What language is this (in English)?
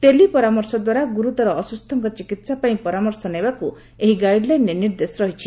Odia